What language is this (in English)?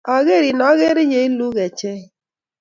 Kalenjin